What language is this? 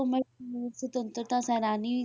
Punjabi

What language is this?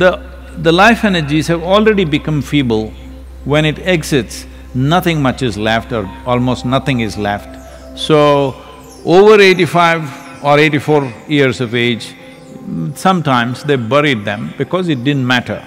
English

